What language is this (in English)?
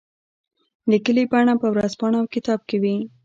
Pashto